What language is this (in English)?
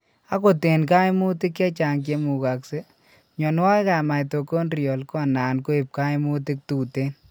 Kalenjin